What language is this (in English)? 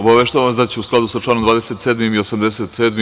Serbian